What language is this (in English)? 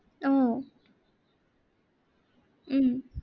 Assamese